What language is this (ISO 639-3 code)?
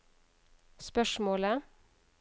nor